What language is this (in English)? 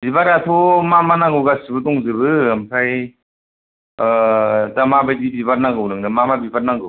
Bodo